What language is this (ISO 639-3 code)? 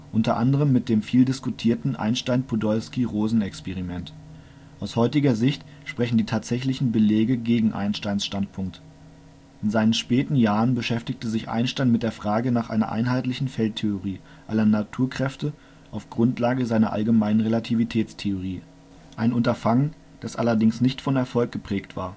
deu